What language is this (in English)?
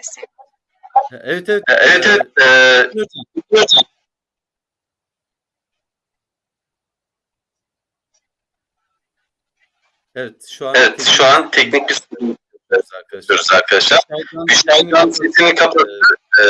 Turkish